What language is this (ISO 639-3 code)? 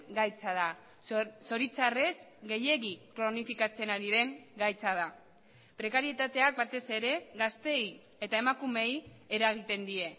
eus